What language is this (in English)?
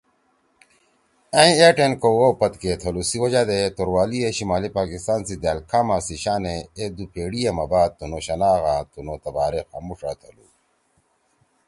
Torwali